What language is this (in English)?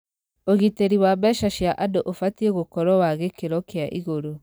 Kikuyu